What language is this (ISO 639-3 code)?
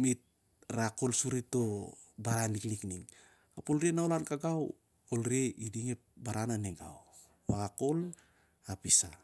sjr